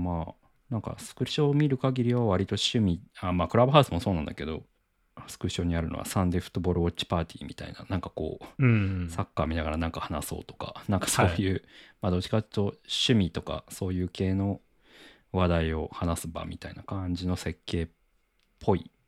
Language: Japanese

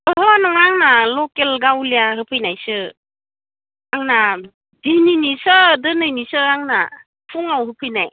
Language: Bodo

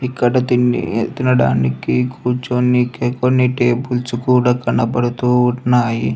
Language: Telugu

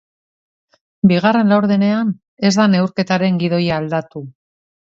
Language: Basque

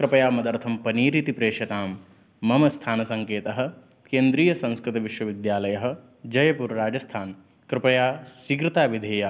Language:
Sanskrit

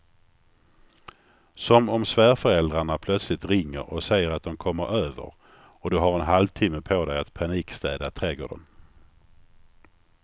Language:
Swedish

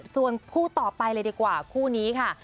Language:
Thai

